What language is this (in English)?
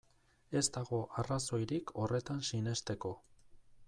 Basque